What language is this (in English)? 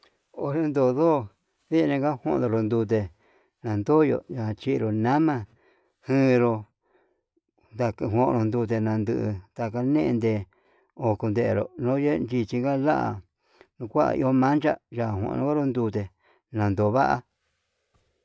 Yutanduchi Mixtec